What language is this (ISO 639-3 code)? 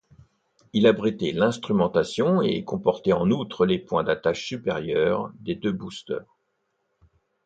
fra